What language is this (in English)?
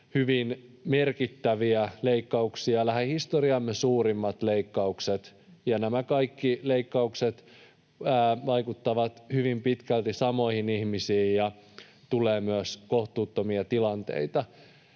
Finnish